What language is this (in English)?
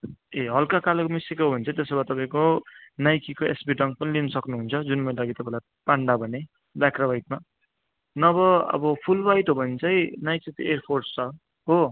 Nepali